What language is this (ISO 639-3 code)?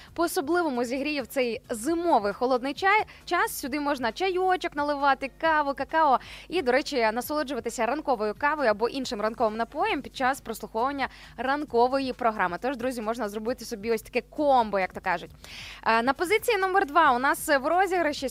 ukr